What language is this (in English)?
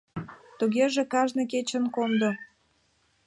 Mari